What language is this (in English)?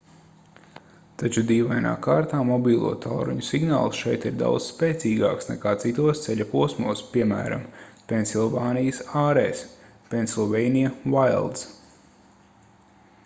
Latvian